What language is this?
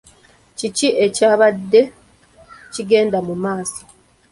Ganda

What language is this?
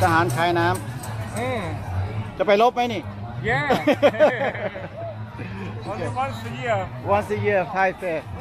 Thai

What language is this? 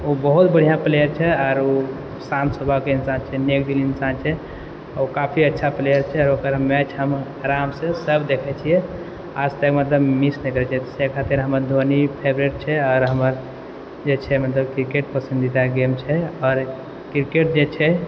Maithili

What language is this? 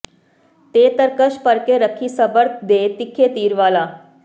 Punjabi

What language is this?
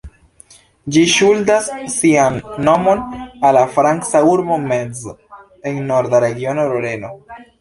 Esperanto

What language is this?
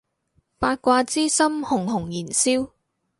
Cantonese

